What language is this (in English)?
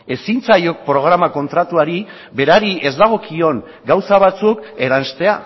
Basque